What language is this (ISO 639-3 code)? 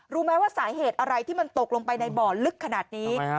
tha